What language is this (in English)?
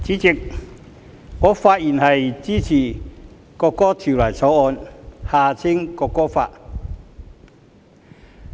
Cantonese